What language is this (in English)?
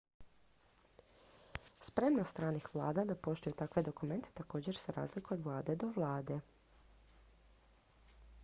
Croatian